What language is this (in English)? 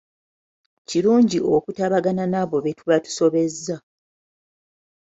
Ganda